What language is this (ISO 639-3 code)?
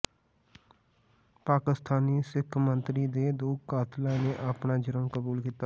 pan